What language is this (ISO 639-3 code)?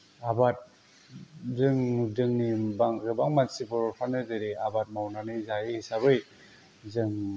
brx